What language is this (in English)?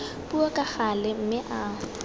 Tswana